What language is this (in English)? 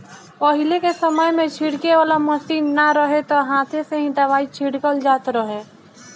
Bhojpuri